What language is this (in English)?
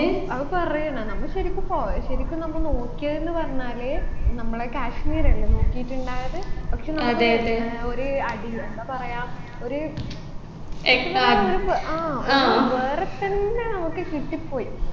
Malayalam